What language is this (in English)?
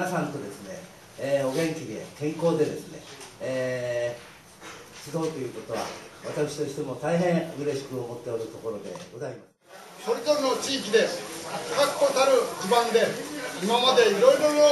Japanese